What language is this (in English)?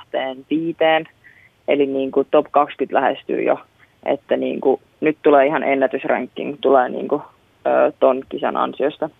Finnish